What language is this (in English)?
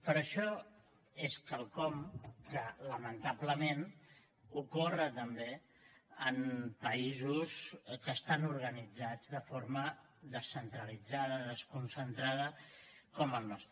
Catalan